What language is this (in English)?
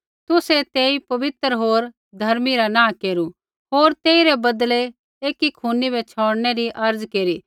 Kullu Pahari